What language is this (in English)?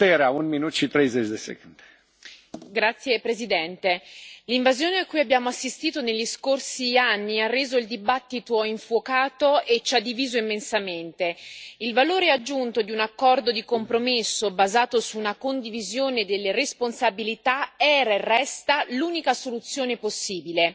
Italian